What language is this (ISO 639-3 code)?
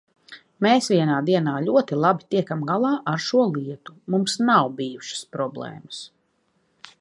lav